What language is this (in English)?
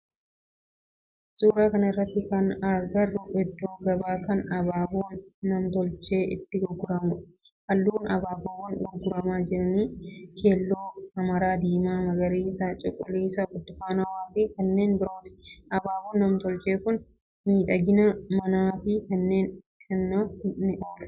Oromo